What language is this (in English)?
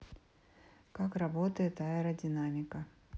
Russian